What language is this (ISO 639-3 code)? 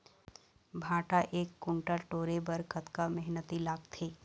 hne